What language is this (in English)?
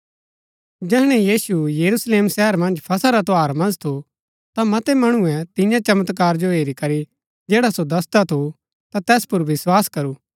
Gaddi